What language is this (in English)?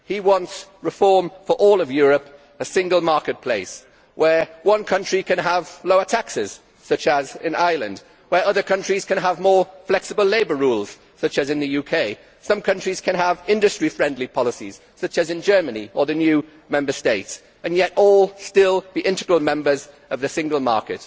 English